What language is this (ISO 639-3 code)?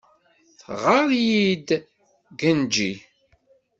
kab